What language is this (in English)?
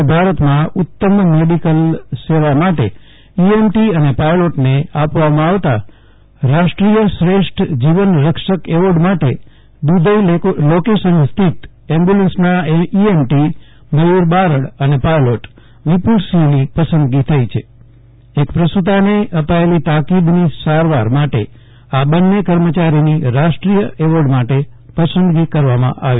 Gujarati